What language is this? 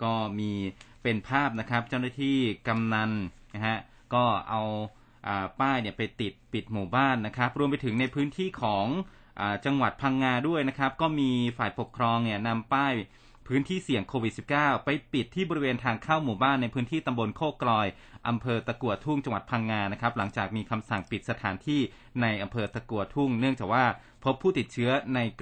Thai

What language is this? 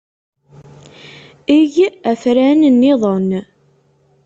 Kabyle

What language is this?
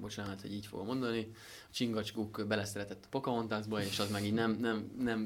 Hungarian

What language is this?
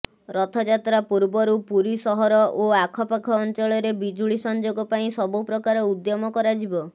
Odia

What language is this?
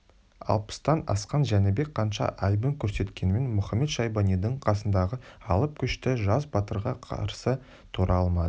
Kazakh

